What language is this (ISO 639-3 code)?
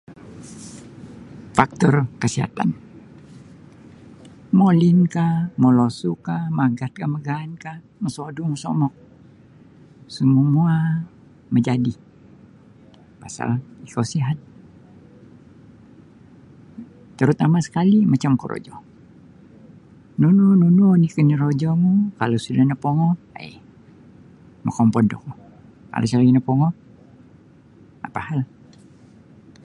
bsy